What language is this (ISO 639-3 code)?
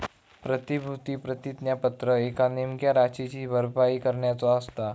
mar